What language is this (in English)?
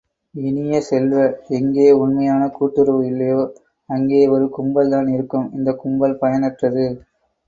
Tamil